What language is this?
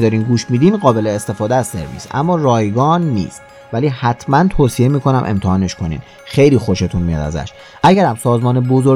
Persian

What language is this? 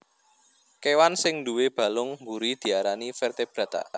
Javanese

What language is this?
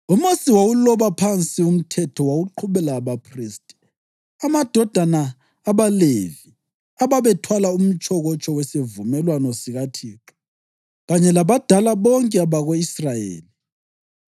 North Ndebele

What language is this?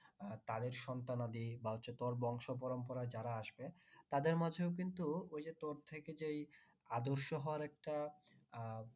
Bangla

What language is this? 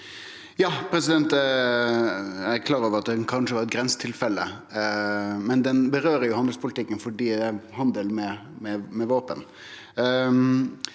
Norwegian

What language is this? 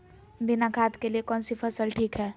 Magahi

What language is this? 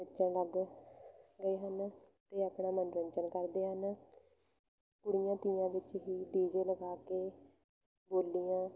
Punjabi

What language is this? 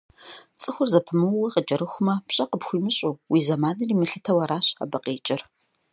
Kabardian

